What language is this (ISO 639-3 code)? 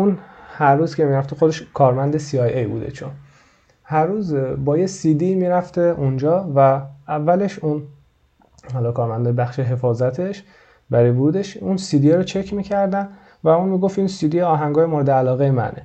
fas